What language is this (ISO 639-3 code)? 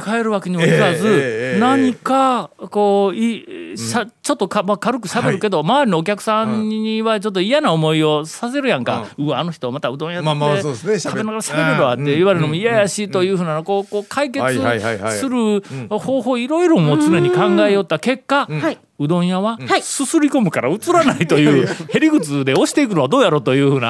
jpn